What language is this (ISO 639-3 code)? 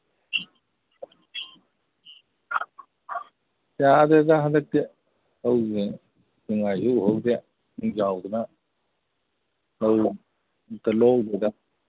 mni